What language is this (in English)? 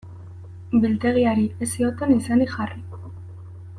Basque